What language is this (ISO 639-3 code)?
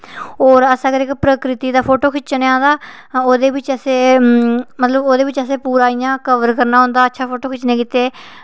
doi